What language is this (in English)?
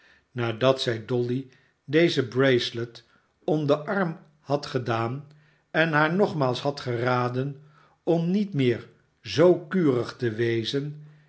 Dutch